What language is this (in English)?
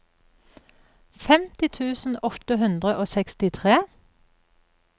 Norwegian